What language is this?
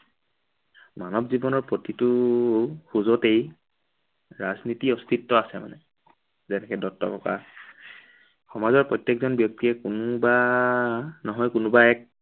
Assamese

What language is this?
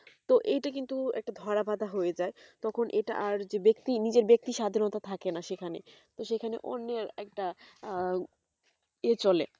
Bangla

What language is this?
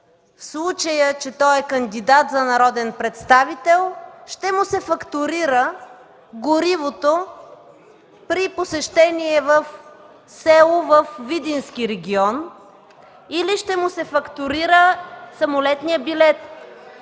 Bulgarian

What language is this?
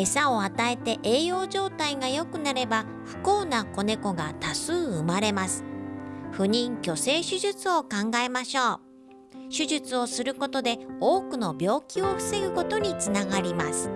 Japanese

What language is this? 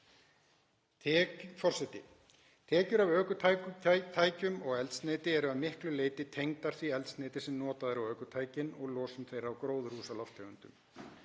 Icelandic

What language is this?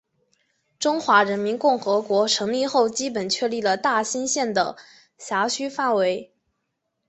Chinese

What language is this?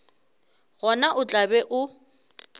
Northern Sotho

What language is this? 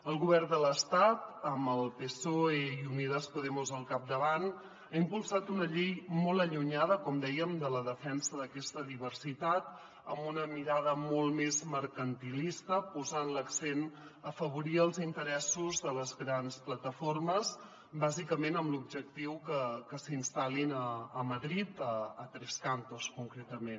Catalan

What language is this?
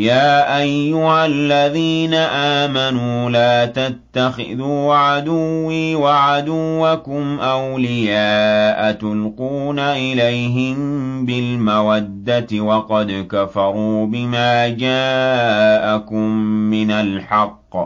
Arabic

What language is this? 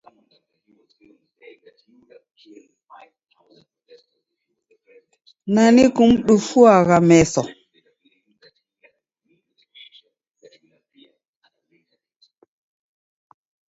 Taita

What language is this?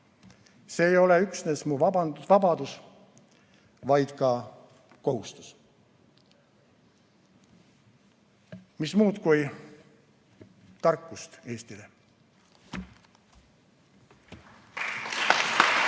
Estonian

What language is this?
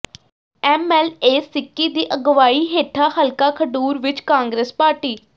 Punjabi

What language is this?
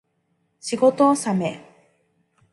Japanese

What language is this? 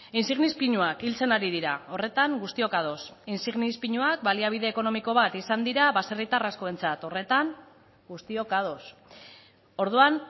Basque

